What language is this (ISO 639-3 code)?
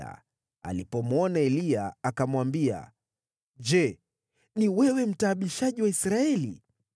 swa